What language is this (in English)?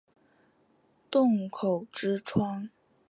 Chinese